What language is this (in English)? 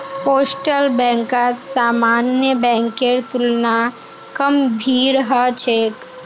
Magahi